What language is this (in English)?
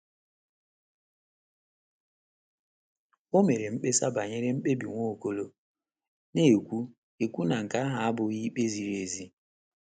Igbo